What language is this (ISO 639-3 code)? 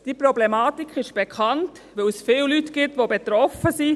gsw